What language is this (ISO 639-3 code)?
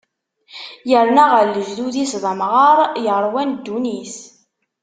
kab